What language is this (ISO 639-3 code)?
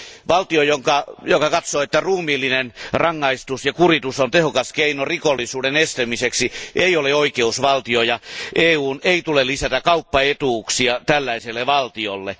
fin